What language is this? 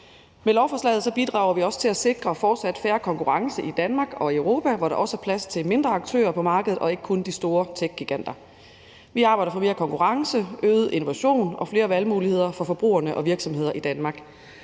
Danish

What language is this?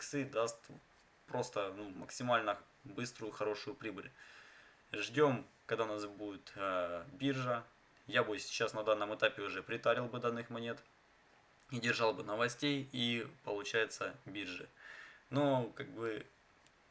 Russian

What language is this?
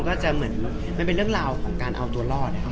Thai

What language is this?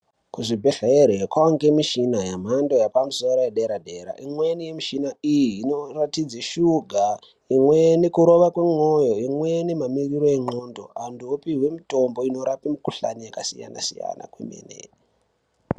Ndau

